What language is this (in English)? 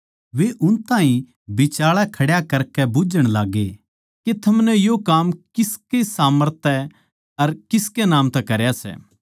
Haryanvi